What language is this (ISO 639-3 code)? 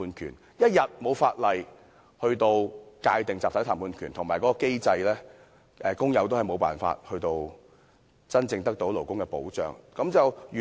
yue